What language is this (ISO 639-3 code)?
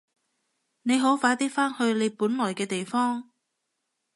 yue